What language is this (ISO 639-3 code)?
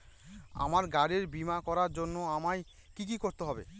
ben